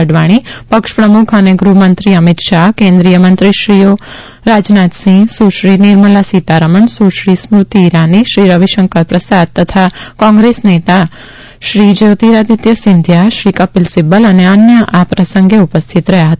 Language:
Gujarati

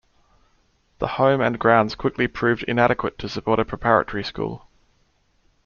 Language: English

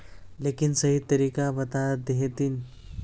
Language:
Magahi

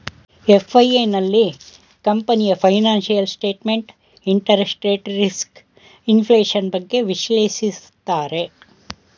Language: Kannada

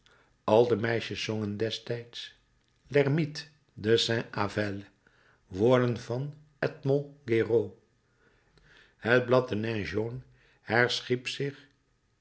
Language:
Dutch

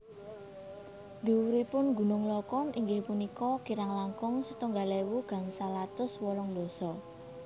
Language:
Javanese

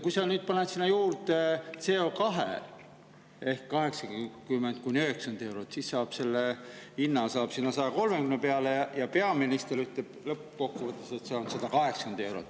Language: Estonian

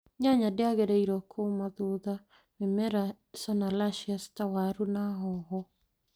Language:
Kikuyu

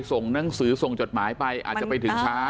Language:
Thai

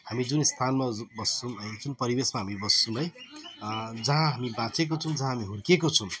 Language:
Nepali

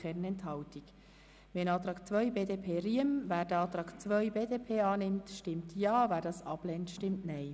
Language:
Swiss German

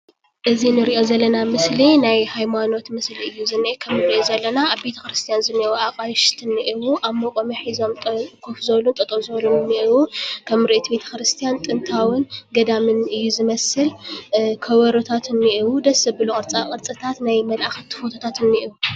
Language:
Tigrinya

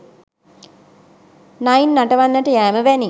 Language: Sinhala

